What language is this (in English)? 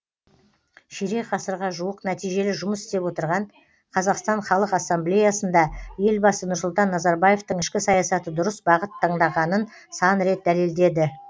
Kazakh